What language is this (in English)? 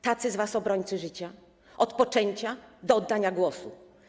Polish